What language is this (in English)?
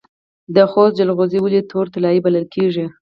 Pashto